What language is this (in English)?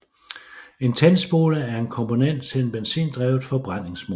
Danish